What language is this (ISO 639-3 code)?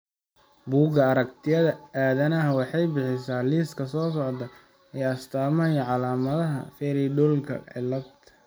som